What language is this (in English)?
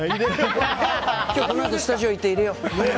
Japanese